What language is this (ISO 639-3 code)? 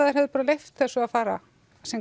isl